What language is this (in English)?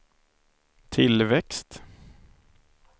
Swedish